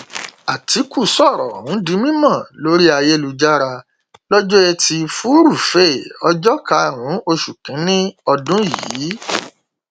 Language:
Yoruba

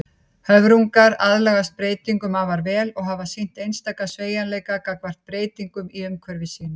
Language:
Icelandic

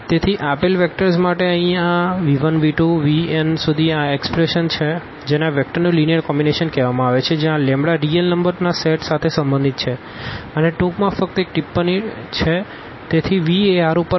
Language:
Gujarati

